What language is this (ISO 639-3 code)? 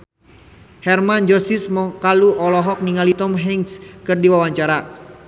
sun